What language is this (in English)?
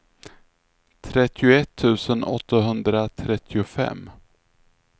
Swedish